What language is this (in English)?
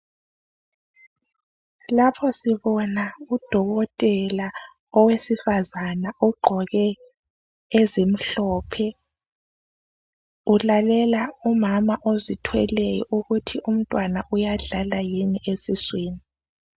North Ndebele